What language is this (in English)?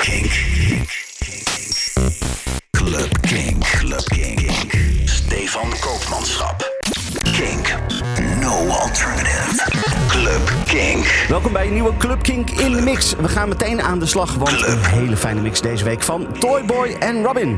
Dutch